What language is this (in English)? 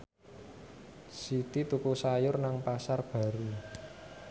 Javanese